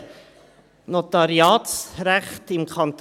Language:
Swiss German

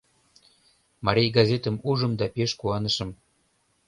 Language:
Mari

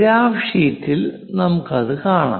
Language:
Malayalam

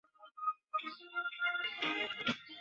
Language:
Chinese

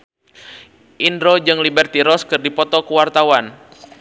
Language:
Sundanese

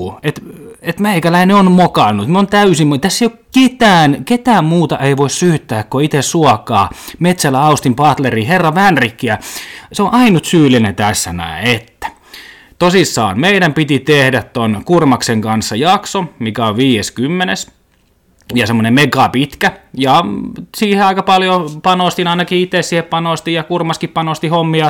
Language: Finnish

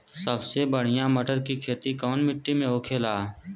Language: Bhojpuri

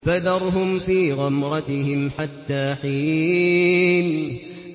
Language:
Arabic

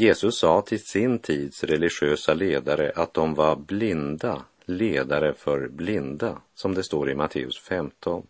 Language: Swedish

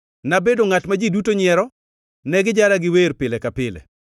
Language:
Luo (Kenya and Tanzania)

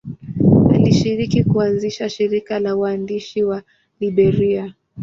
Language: Swahili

